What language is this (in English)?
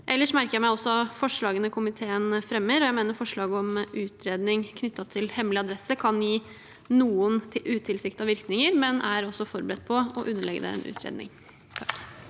Norwegian